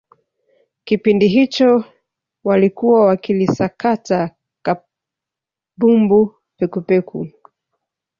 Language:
Swahili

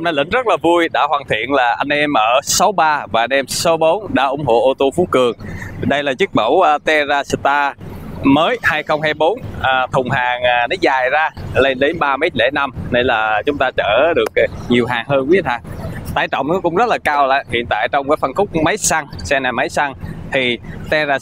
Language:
Vietnamese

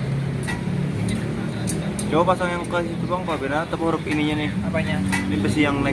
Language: Indonesian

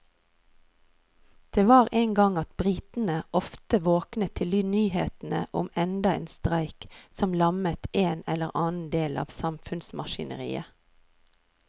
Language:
Norwegian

